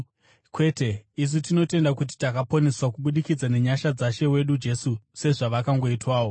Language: Shona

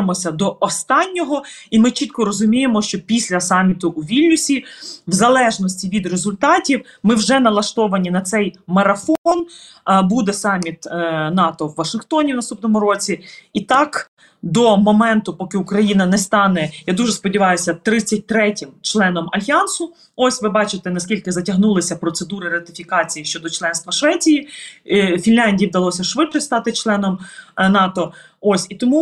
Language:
Ukrainian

